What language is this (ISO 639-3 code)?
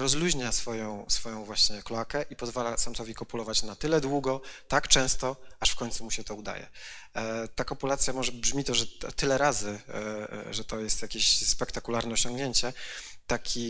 pol